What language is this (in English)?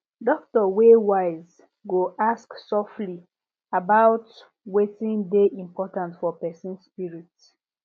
Nigerian Pidgin